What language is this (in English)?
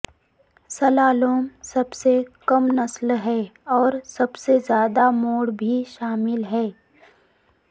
Urdu